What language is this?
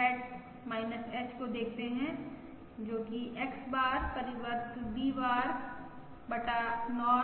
Hindi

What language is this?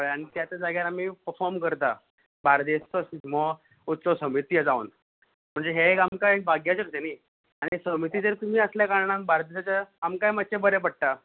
Konkani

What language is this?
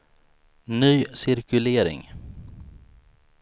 Swedish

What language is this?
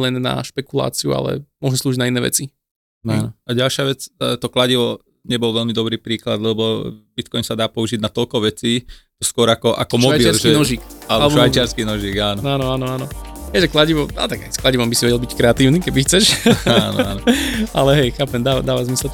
Slovak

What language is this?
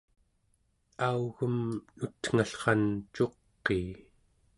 Central Yupik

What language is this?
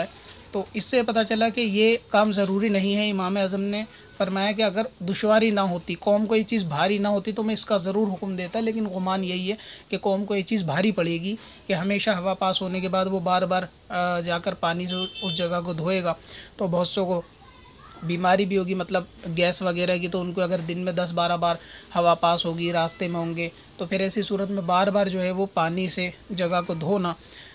Hindi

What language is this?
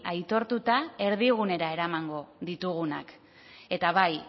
Basque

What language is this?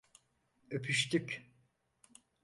Turkish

